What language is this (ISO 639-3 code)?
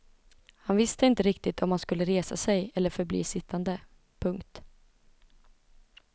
swe